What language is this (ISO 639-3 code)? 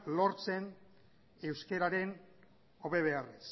eus